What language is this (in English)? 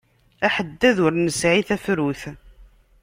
Kabyle